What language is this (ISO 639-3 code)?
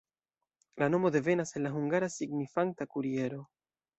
epo